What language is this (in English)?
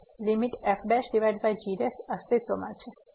Gujarati